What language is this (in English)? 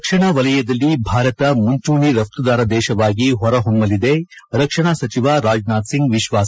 Kannada